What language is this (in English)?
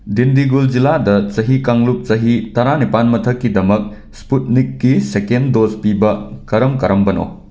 Manipuri